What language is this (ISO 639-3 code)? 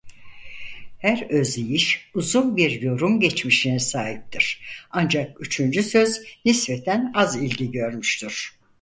tur